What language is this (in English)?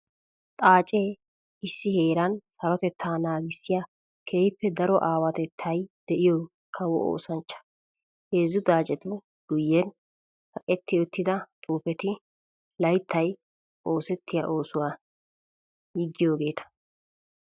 Wolaytta